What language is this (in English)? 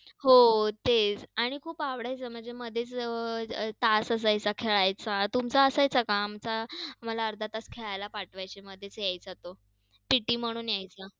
Marathi